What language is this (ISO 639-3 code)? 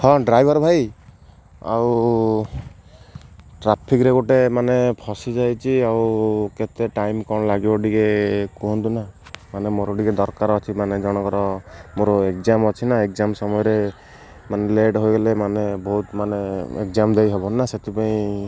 ori